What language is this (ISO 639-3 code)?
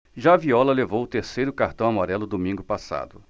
por